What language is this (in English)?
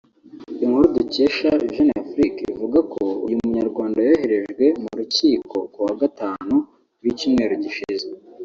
Kinyarwanda